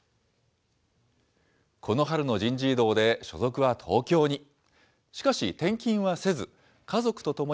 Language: Japanese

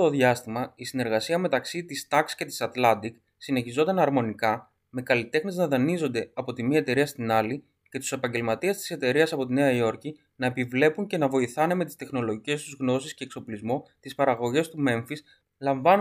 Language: Greek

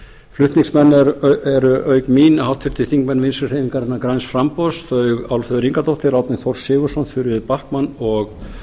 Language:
Icelandic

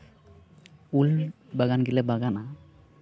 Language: Santali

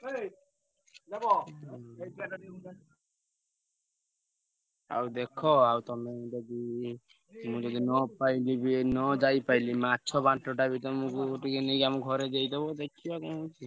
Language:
Odia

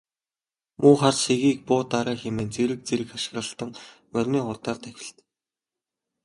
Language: Mongolian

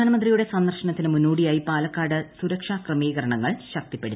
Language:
Malayalam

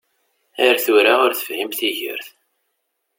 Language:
Kabyle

